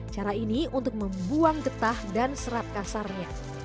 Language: Indonesian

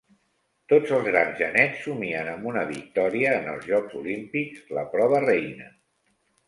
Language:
Catalan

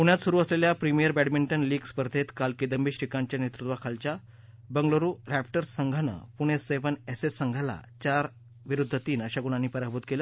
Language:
Marathi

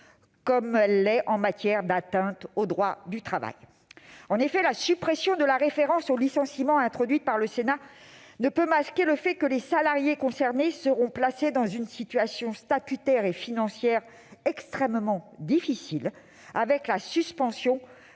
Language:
French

